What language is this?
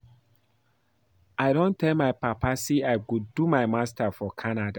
Nigerian Pidgin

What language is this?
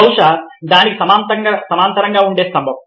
Telugu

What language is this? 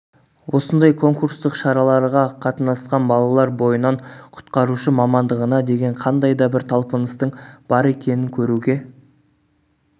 Kazakh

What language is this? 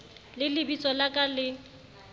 Southern Sotho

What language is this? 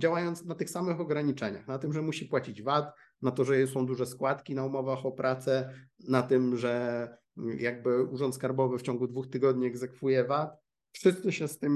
Polish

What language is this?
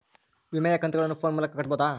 Kannada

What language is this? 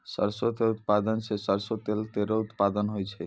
Maithili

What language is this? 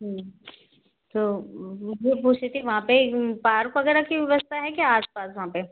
Hindi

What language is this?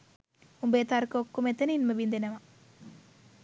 Sinhala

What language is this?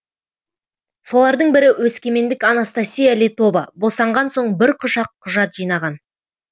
Kazakh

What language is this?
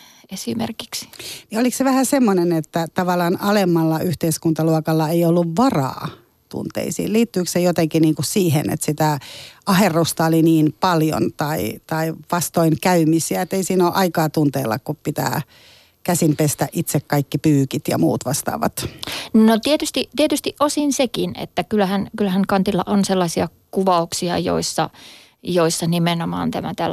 Finnish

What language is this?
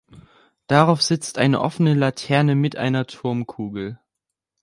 German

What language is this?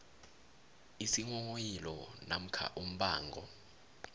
South Ndebele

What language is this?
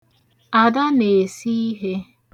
Igbo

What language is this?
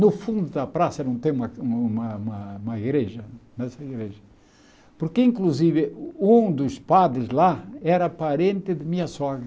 Portuguese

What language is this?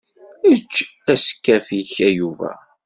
Kabyle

